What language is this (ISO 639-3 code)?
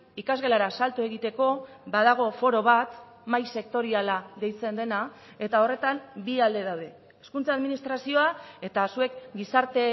eus